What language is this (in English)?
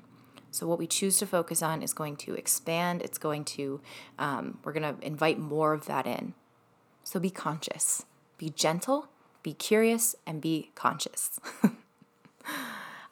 English